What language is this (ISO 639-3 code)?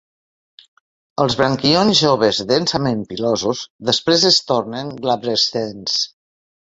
cat